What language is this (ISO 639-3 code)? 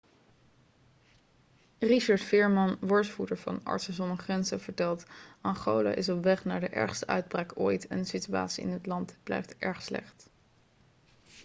nld